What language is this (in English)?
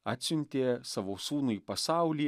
Lithuanian